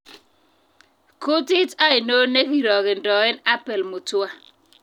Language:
Kalenjin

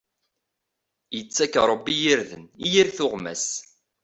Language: Kabyle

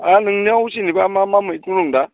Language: Bodo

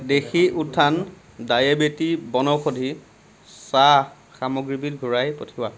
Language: Assamese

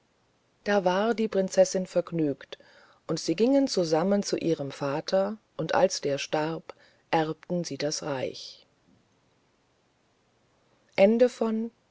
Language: German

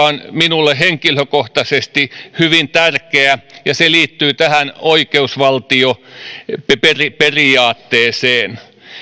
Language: Finnish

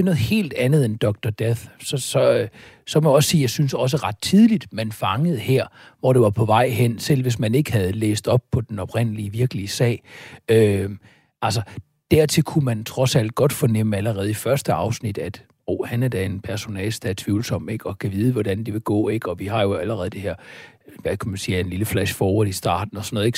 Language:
Danish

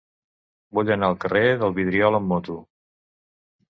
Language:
Catalan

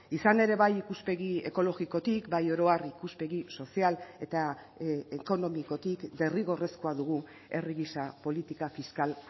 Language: Basque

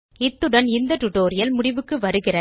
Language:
Tamil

